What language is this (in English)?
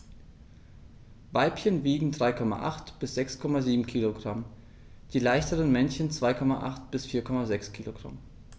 German